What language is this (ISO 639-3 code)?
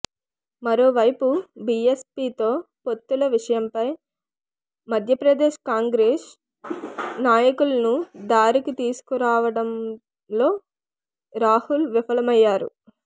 tel